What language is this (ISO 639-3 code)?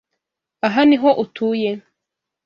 kin